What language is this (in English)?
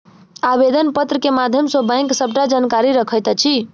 Maithili